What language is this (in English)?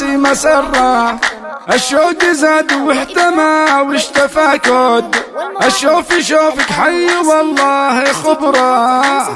Arabic